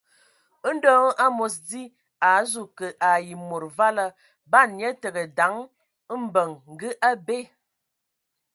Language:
Ewondo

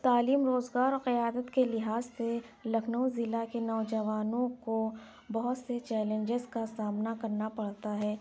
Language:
Urdu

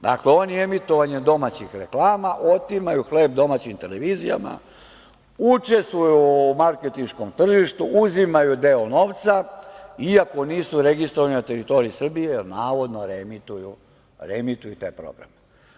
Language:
Serbian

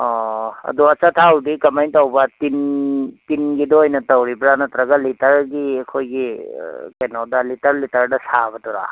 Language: Manipuri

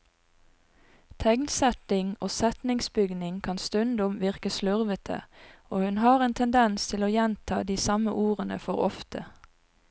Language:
Norwegian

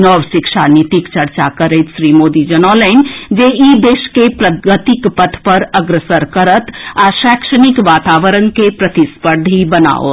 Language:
Maithili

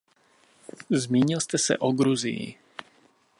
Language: Czech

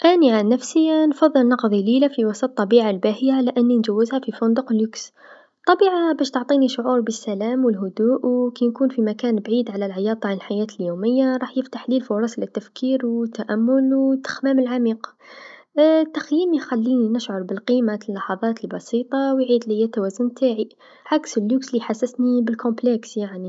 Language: Tunisian Arabic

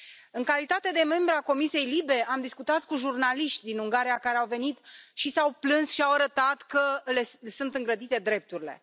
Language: Romanian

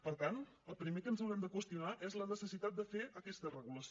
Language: Catalan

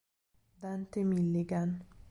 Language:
Italian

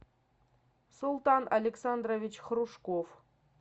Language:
Russian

